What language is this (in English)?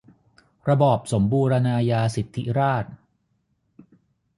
Thai